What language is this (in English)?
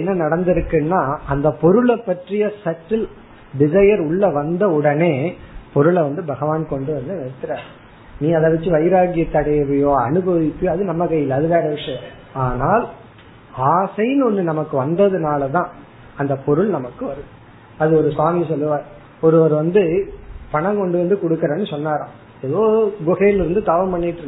Tamil